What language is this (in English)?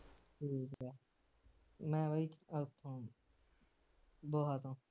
Punjabi